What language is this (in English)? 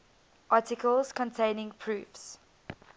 English